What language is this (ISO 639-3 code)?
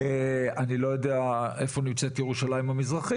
heb